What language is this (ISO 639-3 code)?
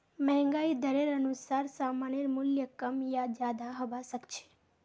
mag